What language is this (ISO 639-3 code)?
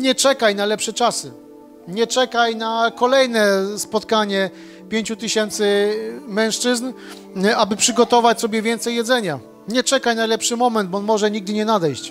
pol